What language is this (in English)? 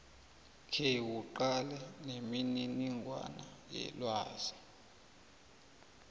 South Ndebele